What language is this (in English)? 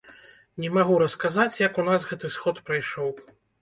Belarusian